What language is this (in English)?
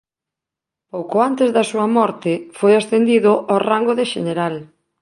Galician